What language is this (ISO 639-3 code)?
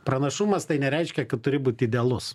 lit